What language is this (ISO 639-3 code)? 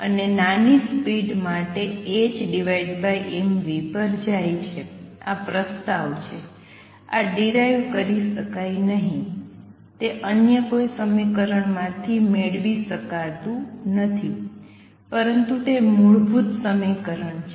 guj